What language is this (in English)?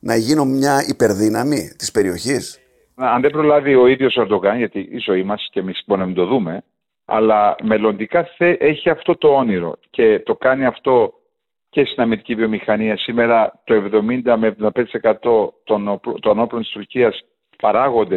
Greek